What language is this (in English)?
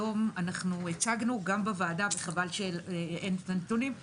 Hebrew